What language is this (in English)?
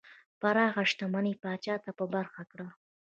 Pashto